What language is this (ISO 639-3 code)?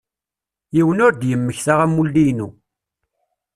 kab